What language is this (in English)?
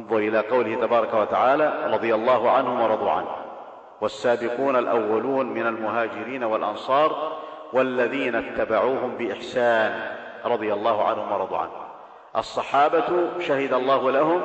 Arabic